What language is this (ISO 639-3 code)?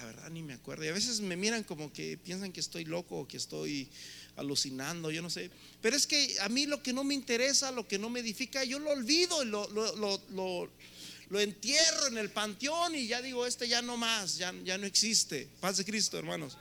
spa